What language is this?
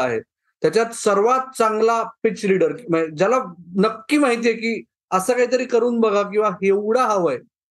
Marathi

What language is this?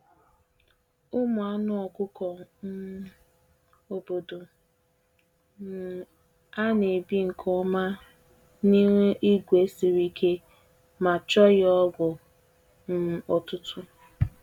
Igbo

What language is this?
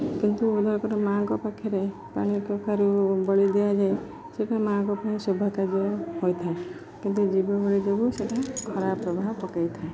Odia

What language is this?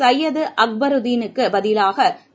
Tamil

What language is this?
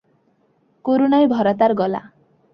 Bangla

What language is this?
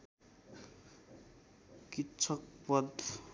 Nepali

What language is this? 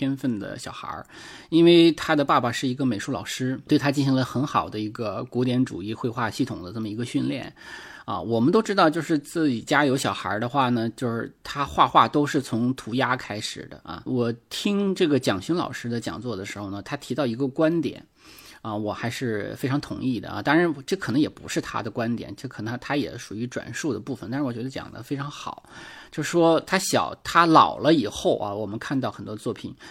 Chinese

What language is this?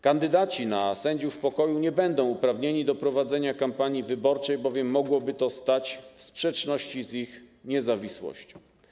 Polish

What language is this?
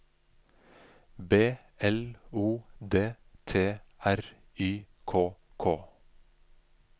Norwegian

